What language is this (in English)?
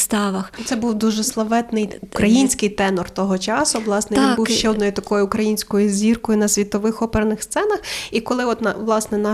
Ukrainian